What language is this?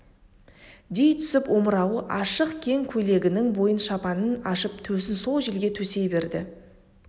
Kazakh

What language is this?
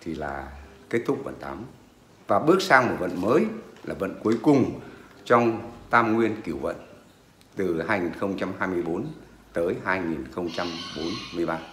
Vietnamese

